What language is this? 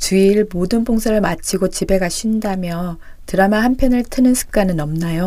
Korean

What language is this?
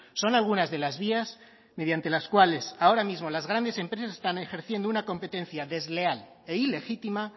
Spanish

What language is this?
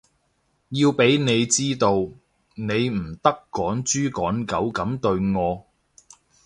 Cantonese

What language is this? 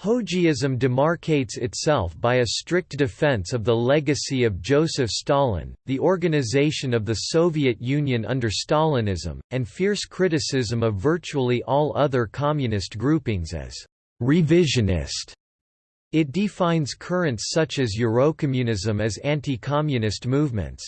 English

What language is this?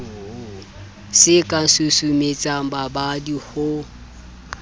Southern Sotho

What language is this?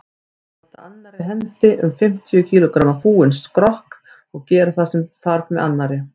Icelandic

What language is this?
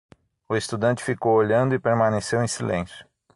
Portuguese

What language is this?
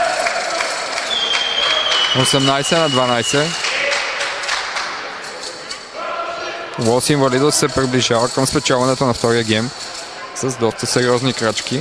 Bulgarian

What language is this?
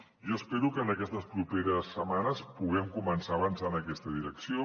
Catalan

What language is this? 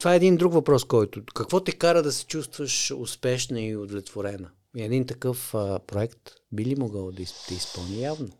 Bulgarian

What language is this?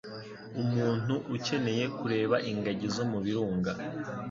Kinyarwanda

